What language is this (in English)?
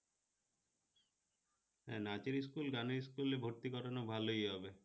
Bangla